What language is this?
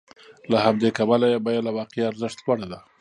Pashto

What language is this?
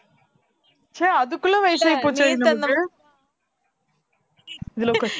Tamil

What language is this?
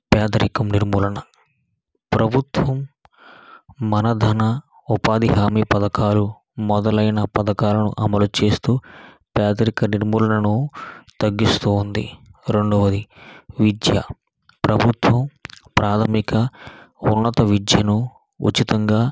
Telugu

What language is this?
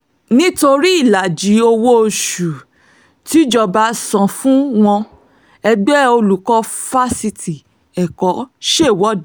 Yoruba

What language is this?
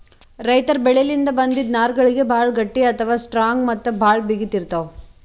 Kannada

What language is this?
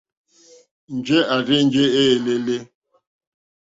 Mokpwe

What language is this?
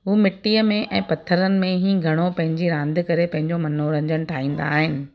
Sindhi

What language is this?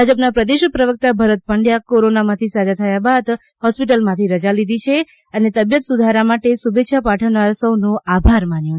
Gujarati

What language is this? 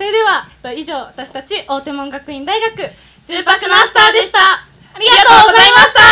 Japanese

